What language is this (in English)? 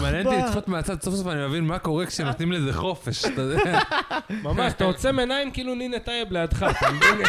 Hebrew